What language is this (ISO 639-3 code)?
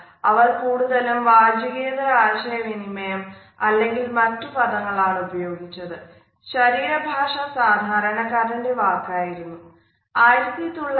mal